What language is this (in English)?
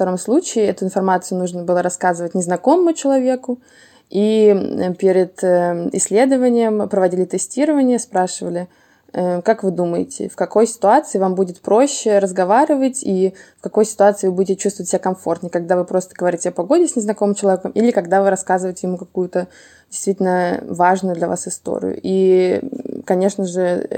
Russian